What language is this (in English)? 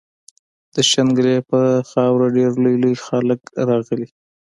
Pashto